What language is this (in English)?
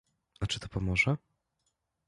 Polish